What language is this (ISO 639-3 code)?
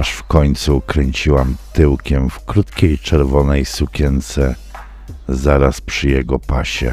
pol